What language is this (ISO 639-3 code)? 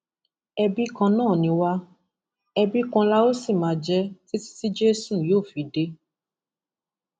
yor